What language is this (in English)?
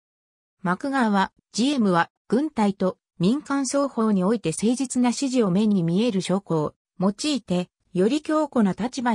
Japanese